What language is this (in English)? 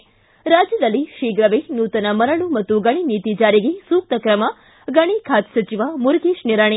Kannada